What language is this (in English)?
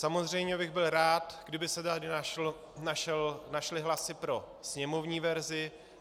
Czech